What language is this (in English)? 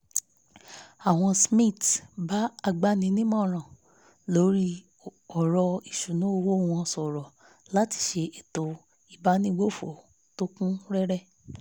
Yoruba